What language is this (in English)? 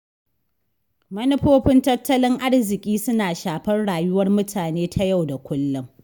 Hausa